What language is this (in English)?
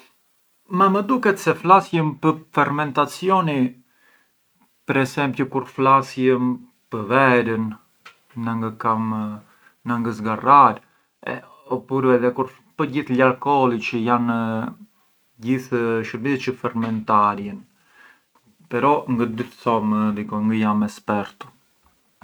Arbëreshë Albanian